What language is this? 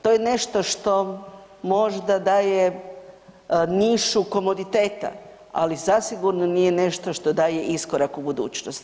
Croatian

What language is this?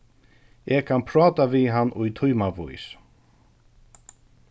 Faroese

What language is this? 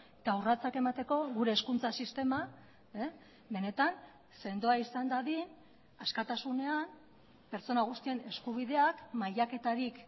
Basque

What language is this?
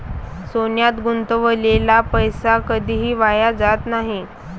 Marathi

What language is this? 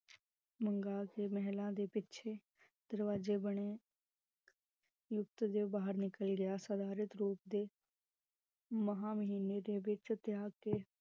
Punjabi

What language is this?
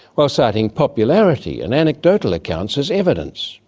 English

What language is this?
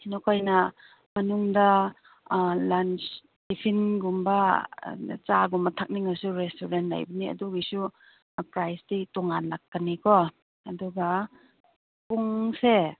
Manipuri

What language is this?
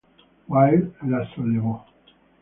Italian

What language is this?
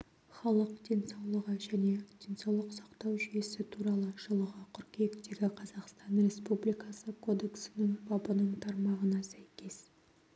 Kazakh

